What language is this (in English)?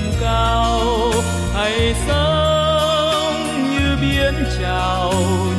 Vietnamese